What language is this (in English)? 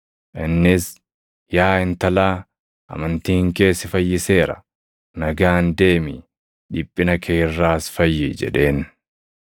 Oromo